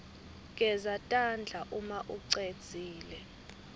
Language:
Swati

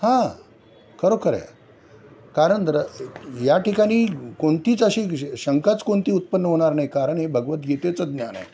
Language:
Marathi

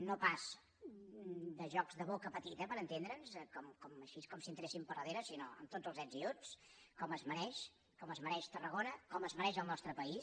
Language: Catalan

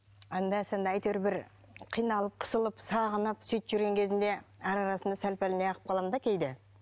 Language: Kazakh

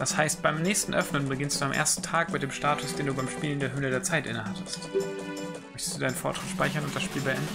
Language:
German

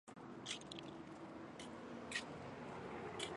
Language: Chinese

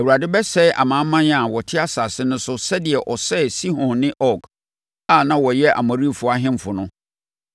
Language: Akan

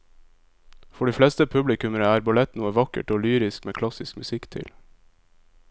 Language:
Norwegian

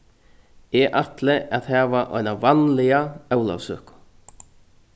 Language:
Faroese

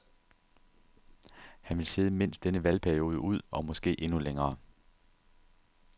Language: Danish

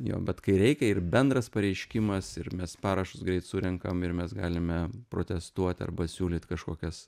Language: Lithuanian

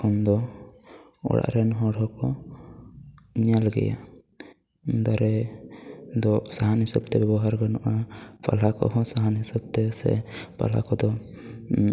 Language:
Santali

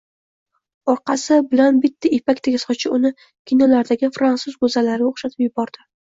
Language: Uzbek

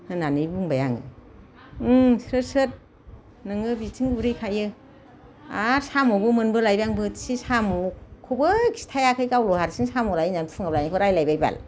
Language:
Bodo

